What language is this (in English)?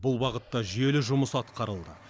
Kazakh